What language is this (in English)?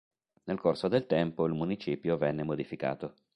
Italian